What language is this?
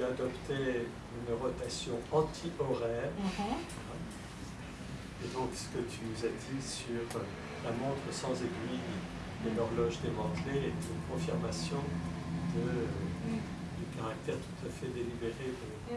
French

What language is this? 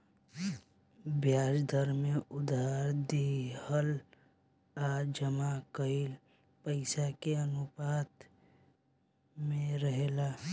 Bhojpuri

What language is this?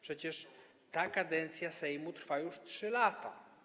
Polish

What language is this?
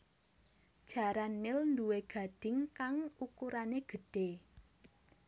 Javanese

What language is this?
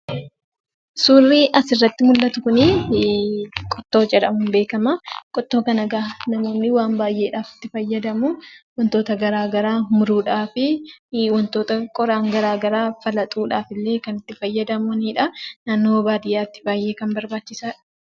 Oromo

